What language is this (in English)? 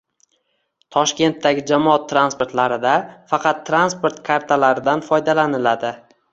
Uzbek